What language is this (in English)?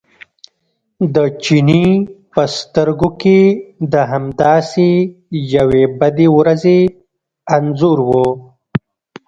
Pashto